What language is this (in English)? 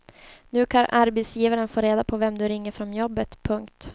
Swedish